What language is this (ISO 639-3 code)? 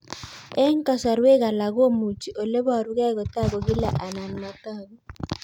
kln